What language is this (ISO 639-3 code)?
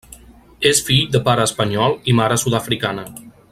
cat